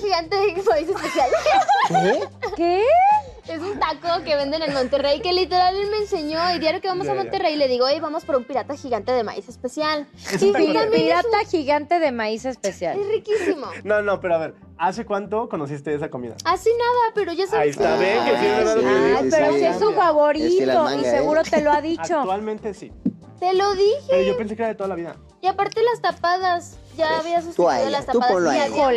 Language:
Spanish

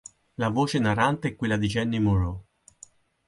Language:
Italian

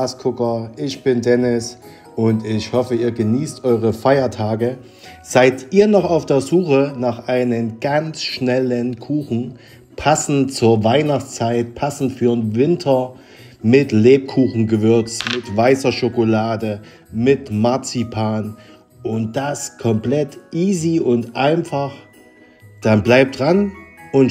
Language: German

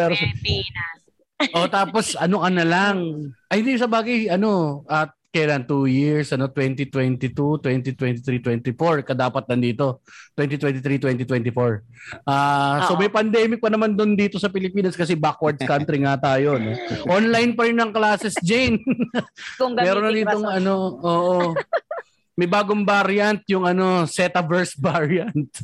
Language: Filipino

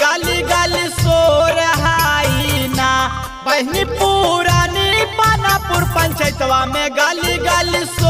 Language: Hindi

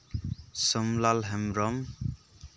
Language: Santali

